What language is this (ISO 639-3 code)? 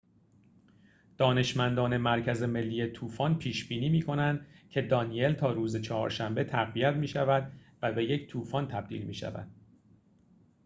fas